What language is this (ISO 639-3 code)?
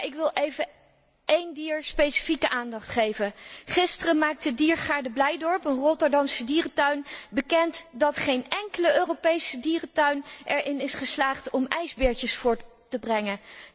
nld